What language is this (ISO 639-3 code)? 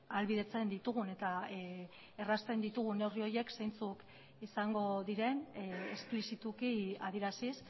eus